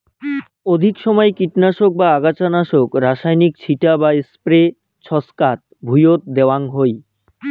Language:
Bangla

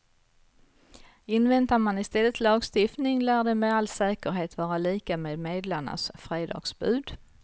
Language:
Swedish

